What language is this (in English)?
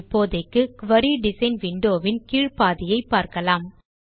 Tamil